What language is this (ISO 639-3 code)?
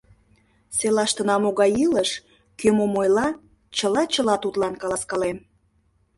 chm